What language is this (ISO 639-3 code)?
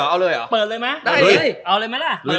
tha